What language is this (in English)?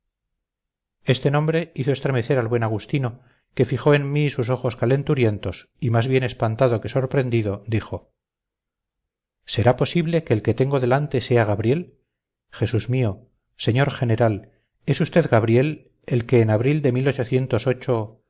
Spanish